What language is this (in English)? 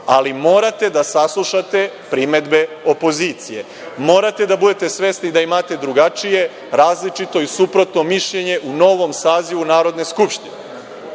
Serbian